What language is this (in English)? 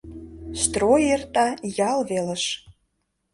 Mari